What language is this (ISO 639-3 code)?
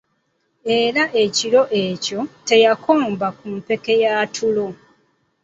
lug